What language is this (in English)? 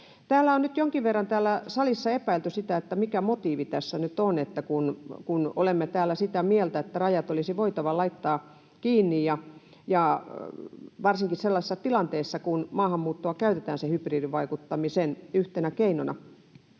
Finnish